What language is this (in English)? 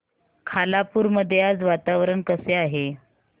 Marathi